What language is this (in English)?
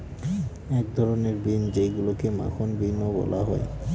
Bangla